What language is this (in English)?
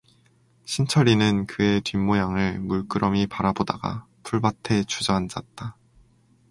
Korean